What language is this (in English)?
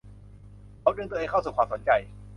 Thai